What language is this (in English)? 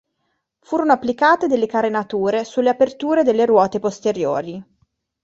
Italian